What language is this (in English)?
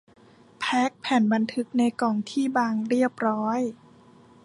Thai